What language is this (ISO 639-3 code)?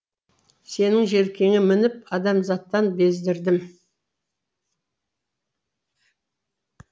kaz